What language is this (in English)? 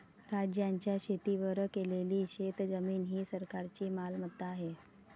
Marathi